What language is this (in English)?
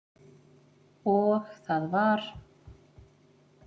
Icelandic